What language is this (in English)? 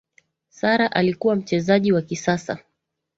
Swahili